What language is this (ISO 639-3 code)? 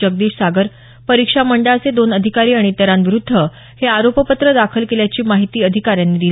mar